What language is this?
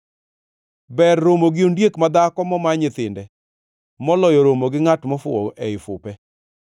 Luo (Kenya and Tanzania)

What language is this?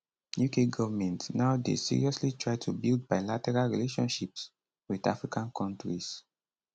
Nigerian Pidgin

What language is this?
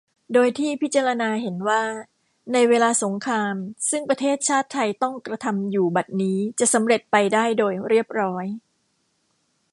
Thai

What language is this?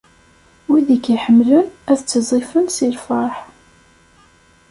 Kabyle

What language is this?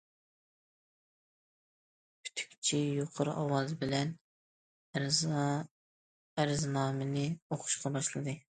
Uyghur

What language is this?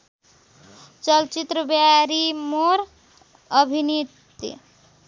Nepali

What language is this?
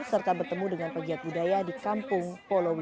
Indonesian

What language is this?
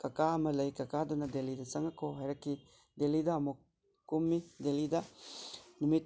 Manipuri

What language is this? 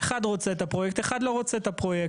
Hebrew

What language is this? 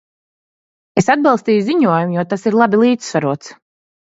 Latvian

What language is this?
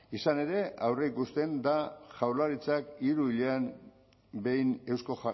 Basque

